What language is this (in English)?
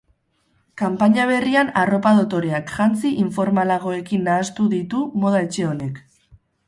Basque